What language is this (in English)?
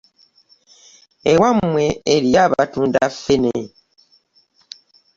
Ganda